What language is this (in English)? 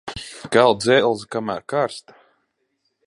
Latvian